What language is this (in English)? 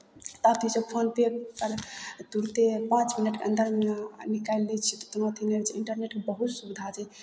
Maithili